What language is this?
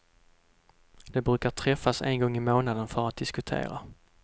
Swedish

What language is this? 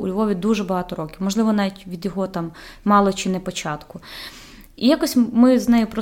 Ukrainian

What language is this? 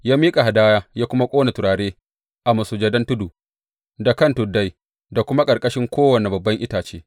Hausa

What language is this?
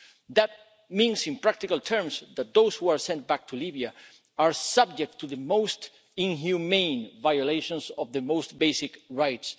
English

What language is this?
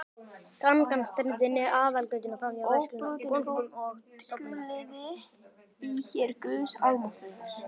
Icelandic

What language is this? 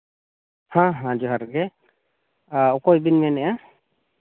Santali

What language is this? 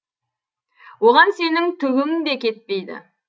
Kazakh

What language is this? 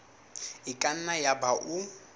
Southern Sotho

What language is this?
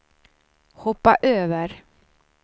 Swedish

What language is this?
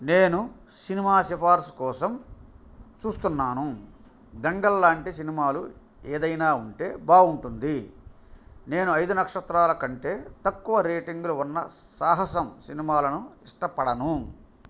Telugu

